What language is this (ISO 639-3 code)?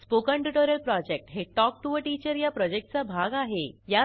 mar